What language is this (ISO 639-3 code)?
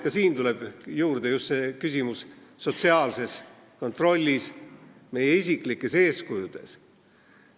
est